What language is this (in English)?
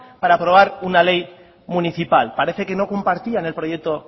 Spanish